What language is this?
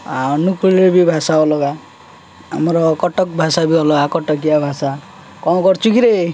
Odia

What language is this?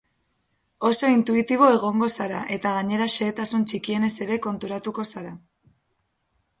Basque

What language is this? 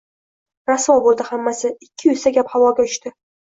Uzbek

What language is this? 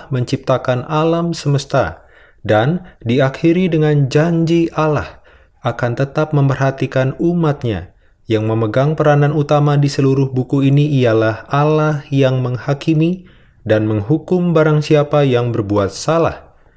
Indonesian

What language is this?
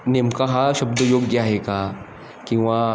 Marathi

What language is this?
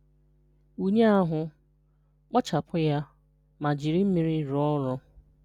Igbo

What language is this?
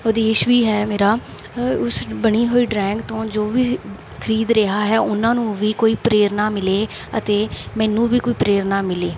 Punjabi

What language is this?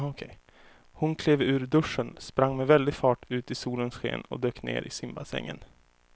Swedish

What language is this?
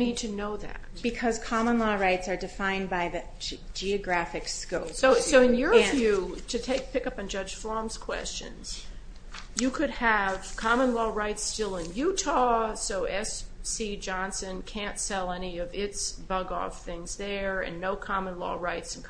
English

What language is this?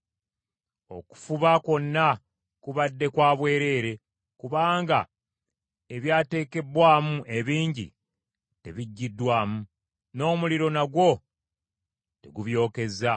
Ganda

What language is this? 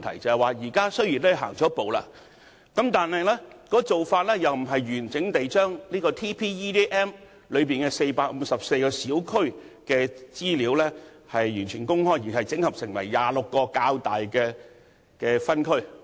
Cantonese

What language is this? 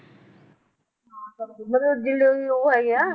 Punjabi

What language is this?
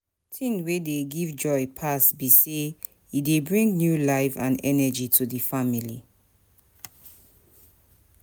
Nigerian Pidgin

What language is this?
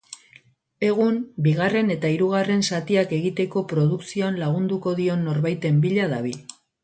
Basque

